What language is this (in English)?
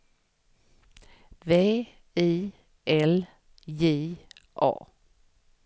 Swedish